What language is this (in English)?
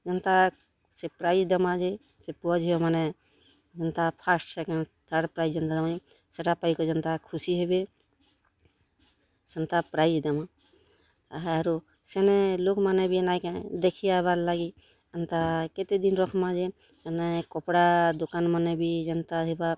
Odia